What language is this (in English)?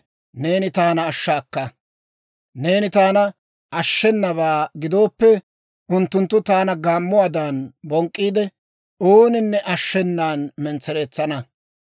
Dawro